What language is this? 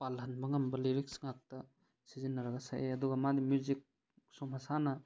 Manipuri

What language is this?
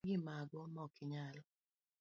Luo (Kenya and Tanzania)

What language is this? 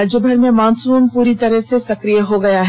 Hindi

